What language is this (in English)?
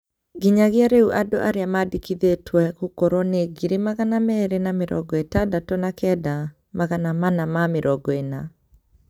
Kikuyu